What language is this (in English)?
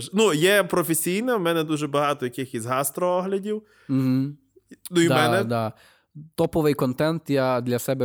Ukrainian